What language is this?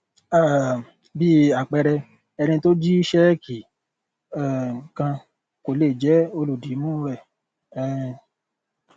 Yoruba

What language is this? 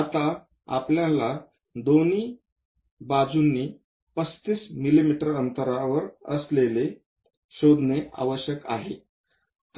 Marathi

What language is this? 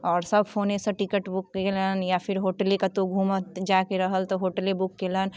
Maithili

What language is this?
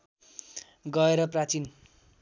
Nepali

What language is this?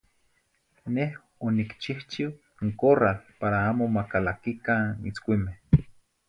Zacatlán-Ahuacatlán-Tepetzintla Nahuatl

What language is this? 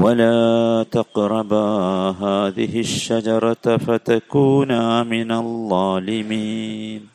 Malayalam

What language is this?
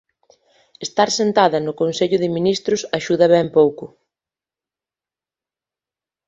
Galician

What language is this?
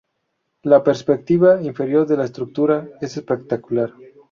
Spanish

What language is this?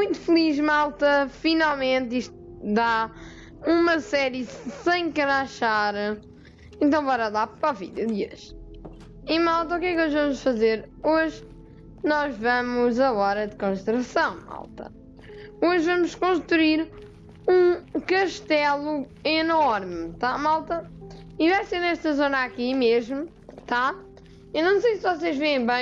Portuguese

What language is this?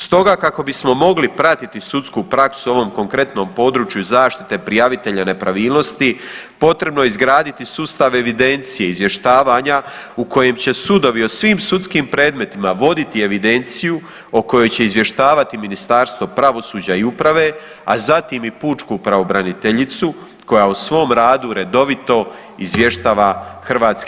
Croatian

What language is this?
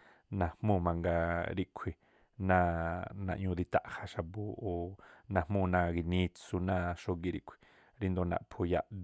Tlacoapa Me'phaa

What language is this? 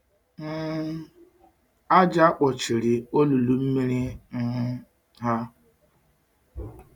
Igbo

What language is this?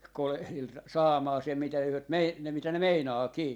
Finnish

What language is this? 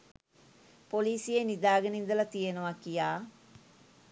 Sinhala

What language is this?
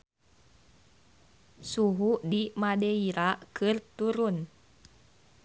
Sundanese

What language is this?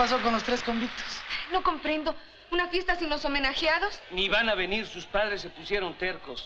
Spanish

